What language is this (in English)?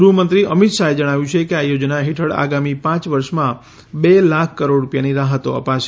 Gujarati